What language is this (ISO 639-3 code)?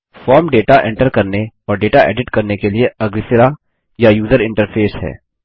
hin